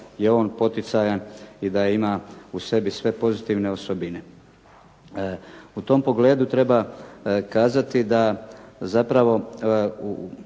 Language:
Croatian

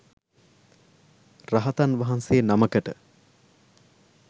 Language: Sinhala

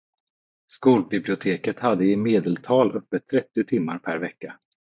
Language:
Swedish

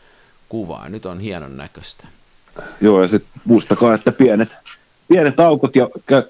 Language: Finnish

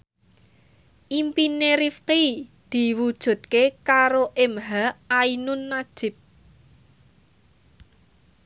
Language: Javanese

